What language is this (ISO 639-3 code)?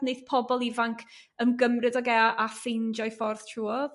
cym